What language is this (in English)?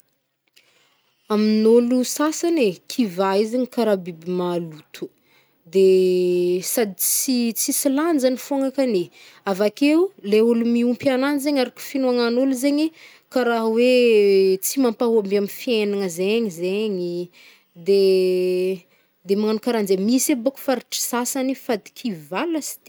Northern Betsimisaraka Malagasy